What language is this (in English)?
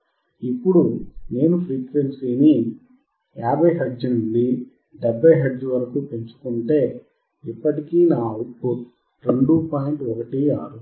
Telugu